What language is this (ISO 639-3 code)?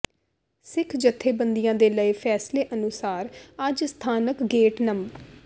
pan